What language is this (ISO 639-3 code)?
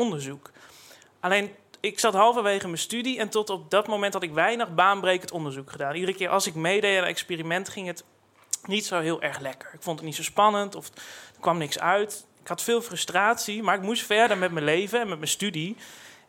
nld